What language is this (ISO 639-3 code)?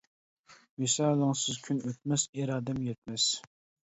uig